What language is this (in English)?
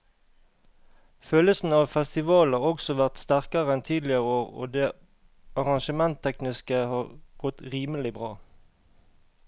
Norwegian